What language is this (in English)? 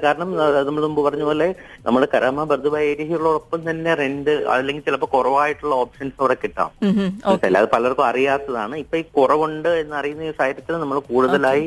Malayalam